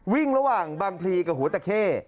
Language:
Thai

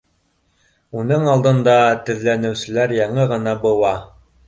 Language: Bashkir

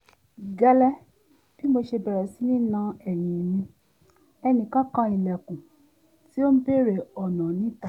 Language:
Yoruba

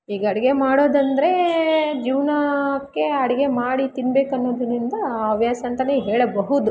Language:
Kannada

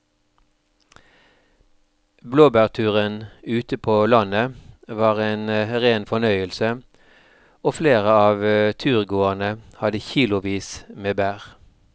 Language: Norwegian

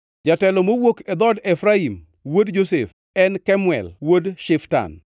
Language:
Luo (Kenya and Tanzania)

